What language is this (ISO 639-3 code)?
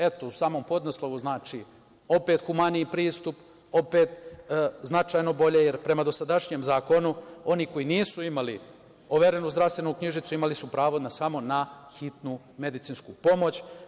srp